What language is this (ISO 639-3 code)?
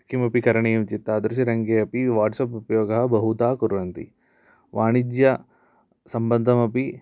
san